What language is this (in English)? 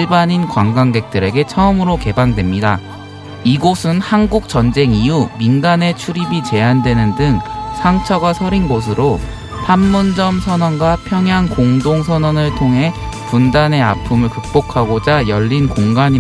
Korean